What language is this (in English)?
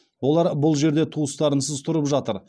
Kazakh